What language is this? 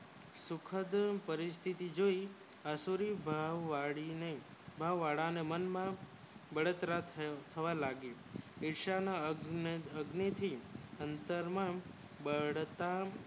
Gujarati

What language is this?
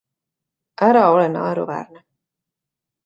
Estonian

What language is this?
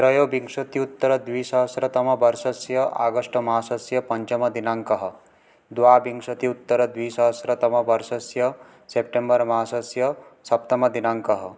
Sanskrit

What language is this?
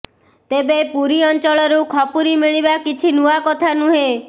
Odia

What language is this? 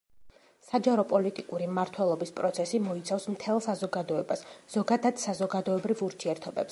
Georgian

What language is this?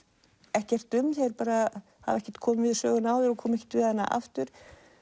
Icelandic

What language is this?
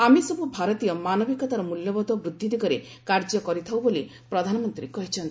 Odia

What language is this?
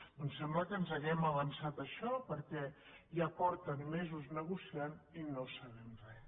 Catalan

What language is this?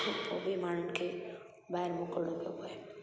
Sindhi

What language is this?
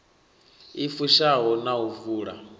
Venda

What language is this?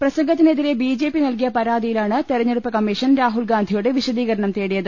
Malayalam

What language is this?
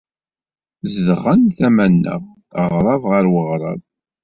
Kabyle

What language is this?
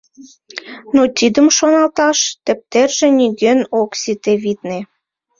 Mari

